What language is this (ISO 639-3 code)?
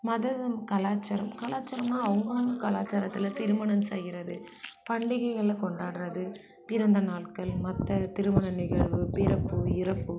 tam